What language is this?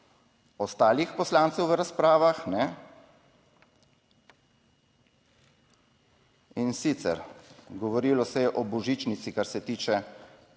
Slovenian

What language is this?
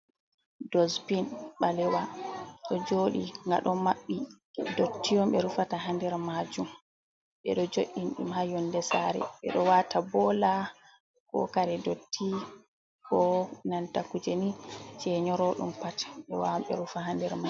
Fula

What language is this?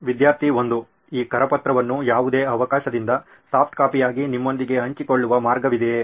Kannada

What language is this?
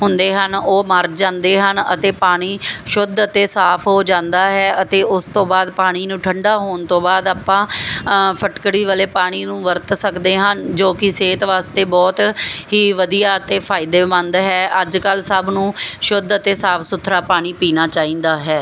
Punjabi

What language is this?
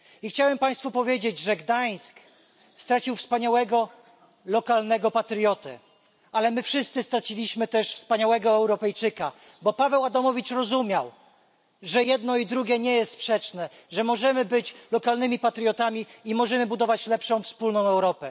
Polish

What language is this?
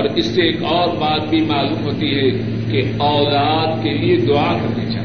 Urdu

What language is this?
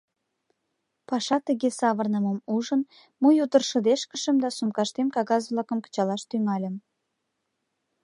Mari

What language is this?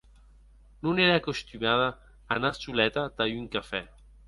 Occitan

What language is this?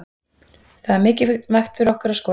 Icelandic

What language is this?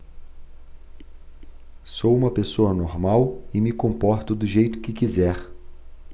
Portuguese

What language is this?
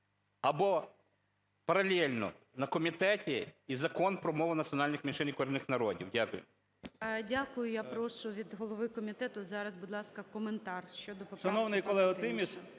Ukrainian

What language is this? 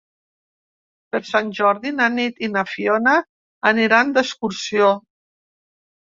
Catalan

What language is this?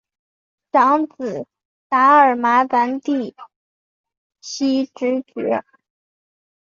Chinese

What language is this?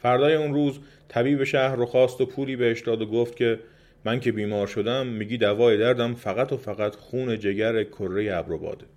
Persian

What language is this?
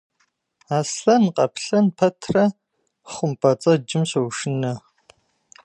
Kabardian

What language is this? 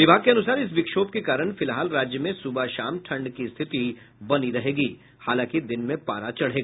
Hindi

